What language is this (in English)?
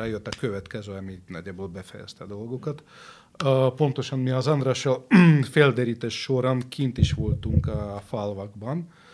Hungarian